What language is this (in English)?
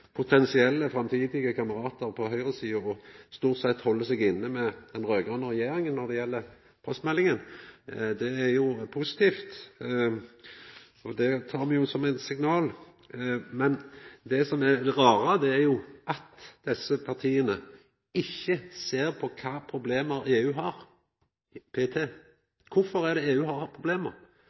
Norwegian Nynorsk